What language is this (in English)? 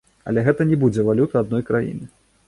Belarusian